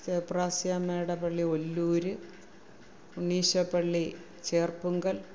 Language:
Malayalam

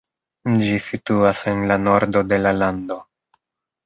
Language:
Esperanto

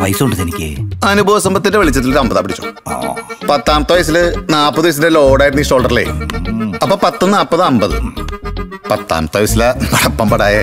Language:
Malayalam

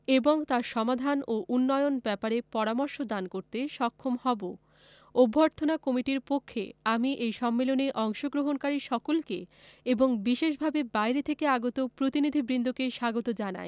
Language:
Bangla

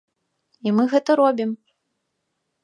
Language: Belarusian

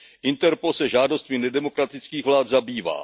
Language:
Czech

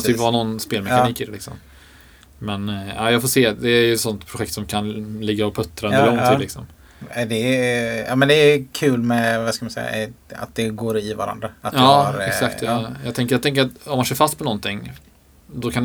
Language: Swedish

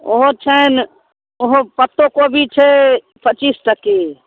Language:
Maithili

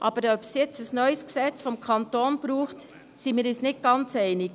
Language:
Swiss German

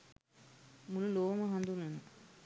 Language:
Sinhala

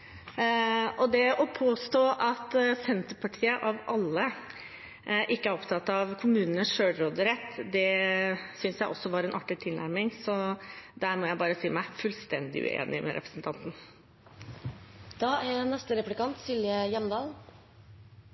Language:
Norwegian Bokmål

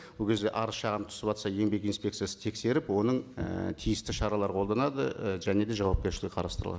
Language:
Kazakh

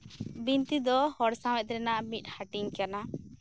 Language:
Santali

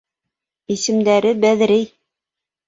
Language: Bashkir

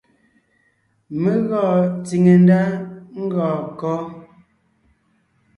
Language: Ngiemboon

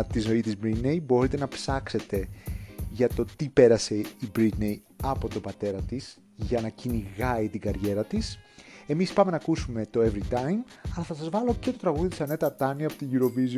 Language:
Greek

